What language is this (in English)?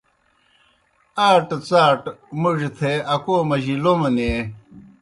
Kohistani Shina